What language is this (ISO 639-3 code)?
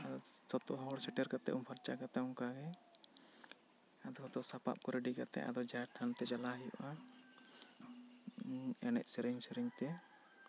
sat